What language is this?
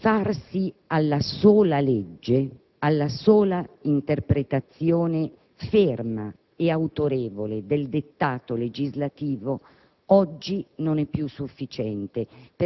Italian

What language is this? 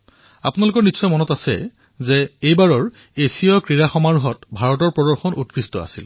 Assamese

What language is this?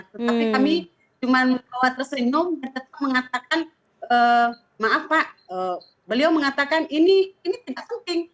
Indonesian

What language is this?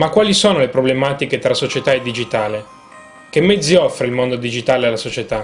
Italian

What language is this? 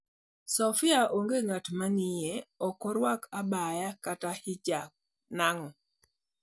Luo (Kenya and Tanzania)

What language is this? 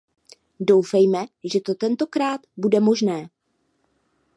Czech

